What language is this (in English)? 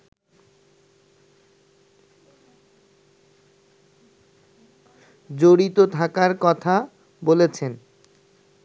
Bangla